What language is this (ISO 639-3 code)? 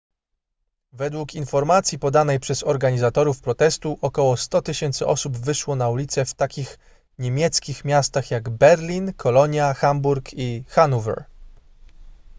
pol